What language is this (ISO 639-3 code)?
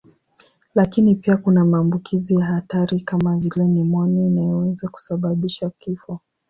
swa